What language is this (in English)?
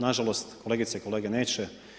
Croatian